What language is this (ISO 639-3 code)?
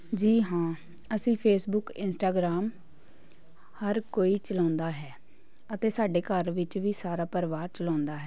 pan